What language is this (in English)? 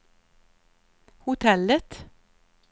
Swedish